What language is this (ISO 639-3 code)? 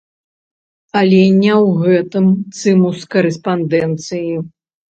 bel